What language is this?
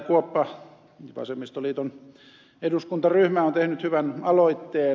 Finnish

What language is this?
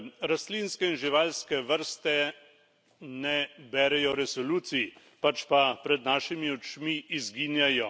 Slovenian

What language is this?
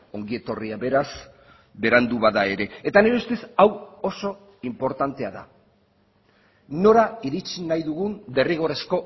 Basque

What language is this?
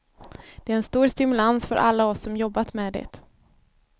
Swedish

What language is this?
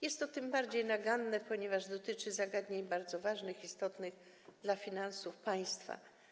Polish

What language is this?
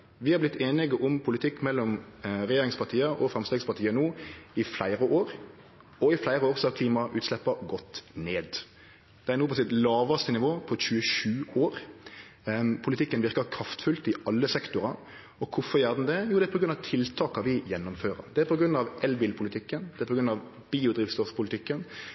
Norwegian Nynorsk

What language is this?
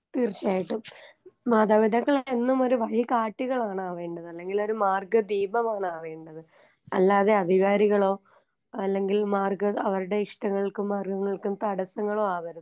Malayalam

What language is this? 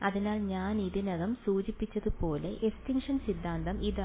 Malayalam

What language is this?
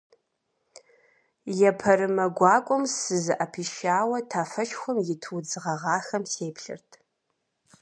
Kabardian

